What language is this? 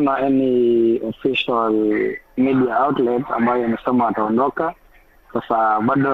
Swahili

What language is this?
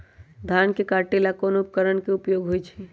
Magahi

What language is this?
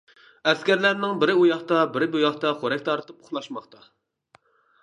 Uyghur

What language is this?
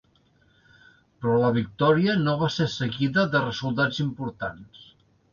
Catalan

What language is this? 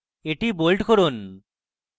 Bangla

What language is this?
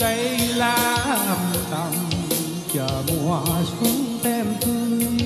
Vietnamese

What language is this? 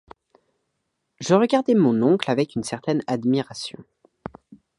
French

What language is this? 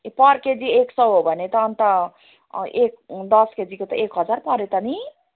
Nepali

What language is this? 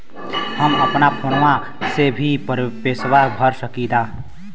Bhojpuri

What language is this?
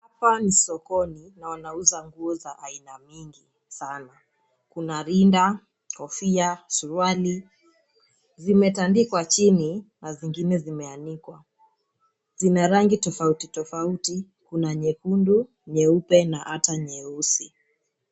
Swahili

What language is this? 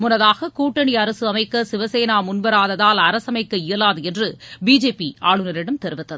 Tamil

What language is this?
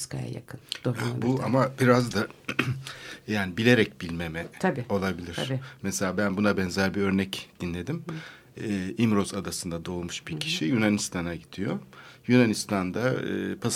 Turkish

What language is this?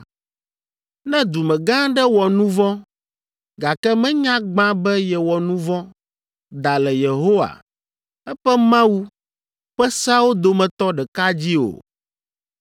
Ewe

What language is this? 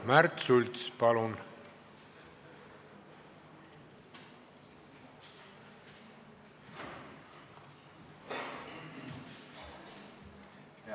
Estonian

